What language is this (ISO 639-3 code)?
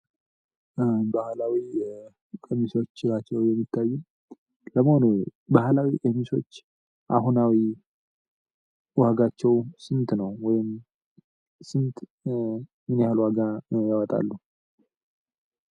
amh